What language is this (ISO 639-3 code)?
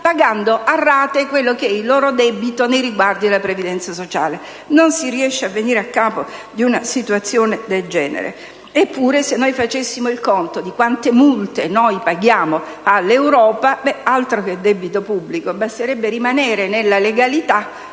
ita